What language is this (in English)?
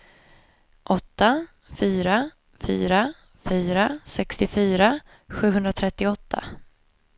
Swedish